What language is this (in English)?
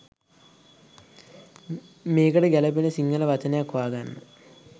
Sinhala